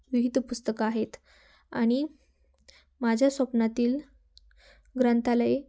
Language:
Marathi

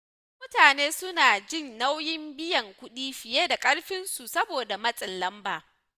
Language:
Hausa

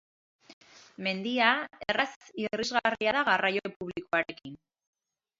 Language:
Basque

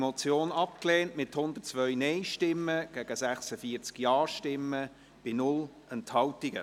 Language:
Swiss German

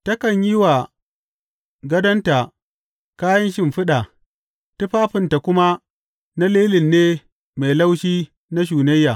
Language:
Hausa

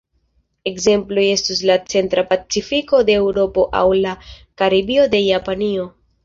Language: Esperanto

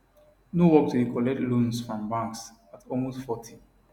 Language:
Nigerian Pidgin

